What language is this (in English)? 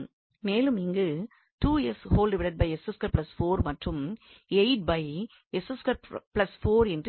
Tamil